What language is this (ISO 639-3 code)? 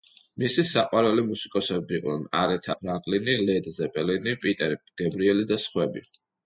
kat